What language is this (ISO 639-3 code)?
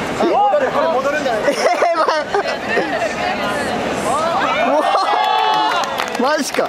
jpn